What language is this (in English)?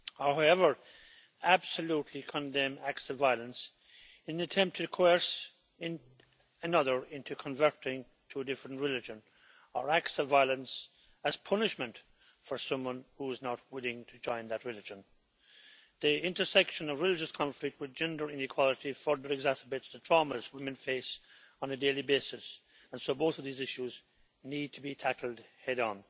English